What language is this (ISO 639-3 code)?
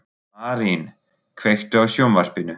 isl